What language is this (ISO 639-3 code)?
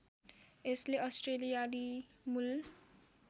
nep